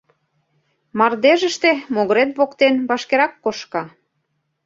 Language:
Mari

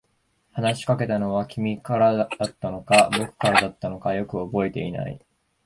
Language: Japanese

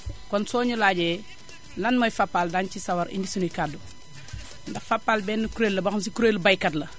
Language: Wolof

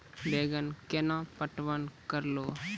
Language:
Maithili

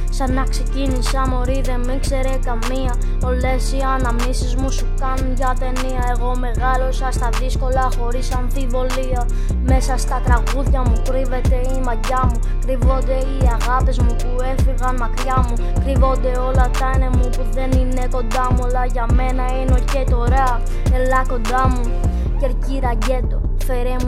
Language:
Greek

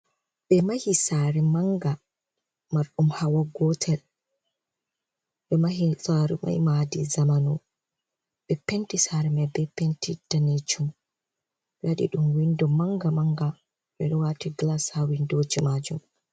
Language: Fula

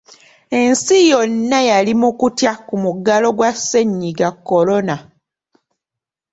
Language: Ganda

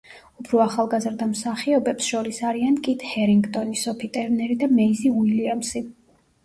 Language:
Georgian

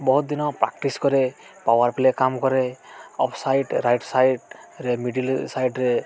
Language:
Odia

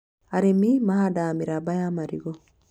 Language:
Kikuyu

